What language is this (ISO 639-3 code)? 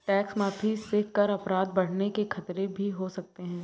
hin